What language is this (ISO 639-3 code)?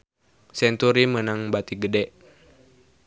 sun